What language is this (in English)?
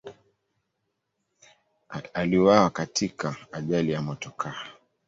Swahili